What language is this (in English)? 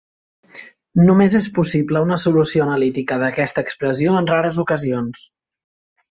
Catalan